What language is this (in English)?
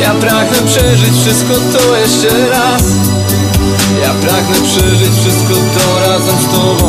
Polish